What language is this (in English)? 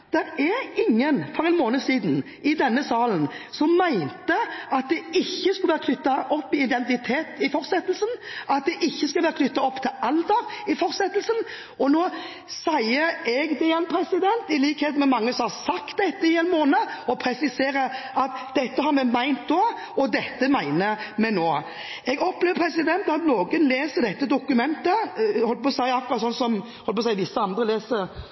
Norwegian Bokmål